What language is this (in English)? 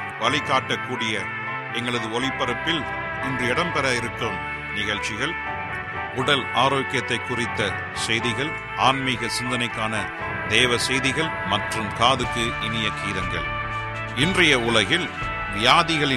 Tamil